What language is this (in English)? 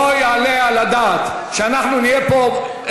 Hebrew